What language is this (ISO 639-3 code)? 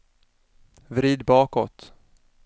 swe